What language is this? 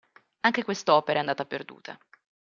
Italian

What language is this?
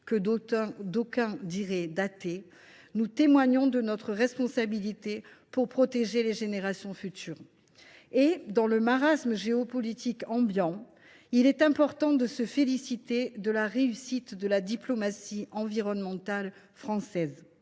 French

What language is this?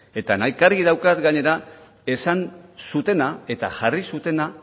Basque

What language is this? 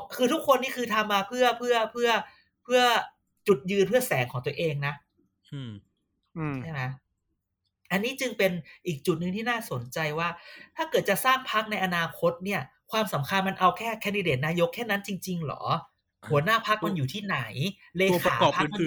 Thai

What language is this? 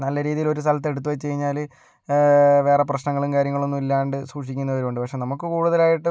Malayalam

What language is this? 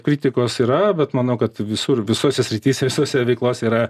Lithuanian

